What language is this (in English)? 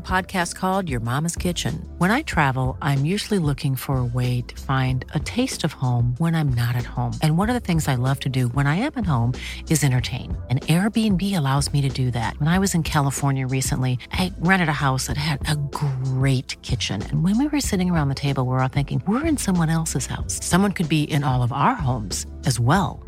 Filipino